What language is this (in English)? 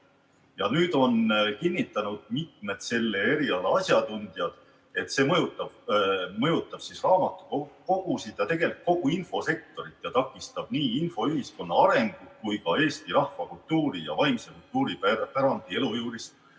Estonian